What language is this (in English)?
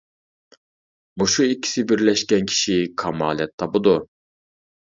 Uyghur